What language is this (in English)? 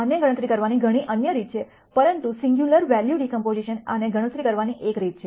Gujarati